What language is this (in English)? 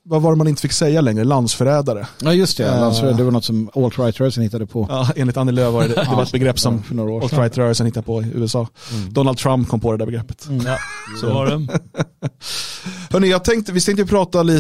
Swedish